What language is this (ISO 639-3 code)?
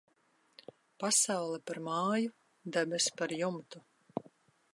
lav